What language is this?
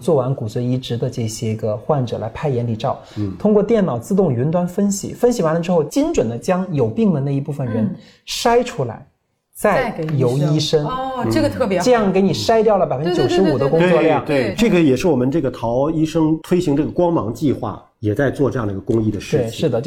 Chinese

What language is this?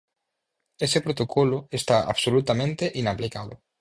Galician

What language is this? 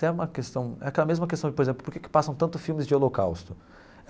Portuguese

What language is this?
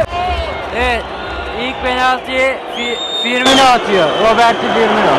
Turkish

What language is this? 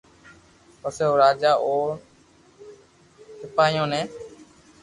Loarki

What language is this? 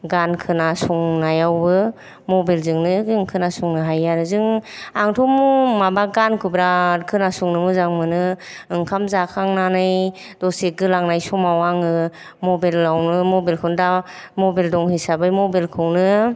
Bodo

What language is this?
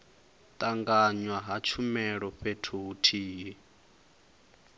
Venda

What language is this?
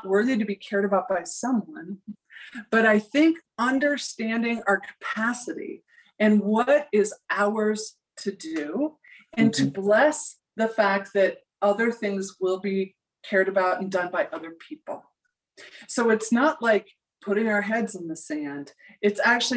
English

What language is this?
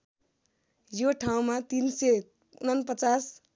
Nepali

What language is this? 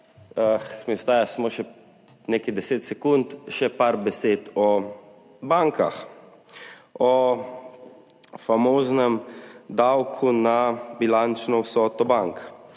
Slovenian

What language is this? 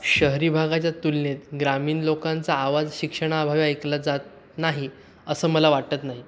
Marathi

